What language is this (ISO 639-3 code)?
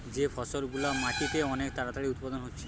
ben